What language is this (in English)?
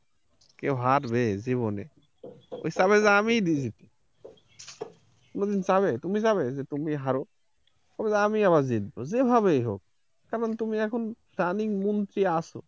Bangla